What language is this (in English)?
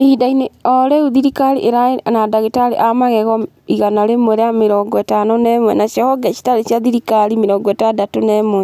Kikuyu